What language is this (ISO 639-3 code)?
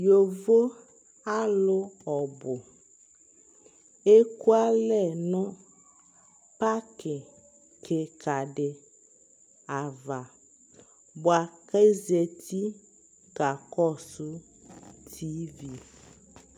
kpo